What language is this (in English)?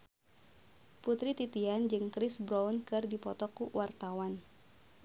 Sundanese